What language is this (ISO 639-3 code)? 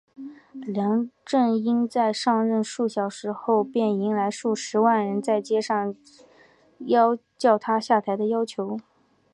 zho